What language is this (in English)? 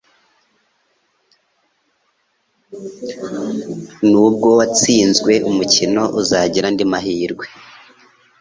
Kinyarwanda